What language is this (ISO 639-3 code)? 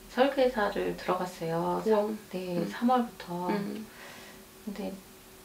kor